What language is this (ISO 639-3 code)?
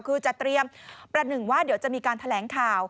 tha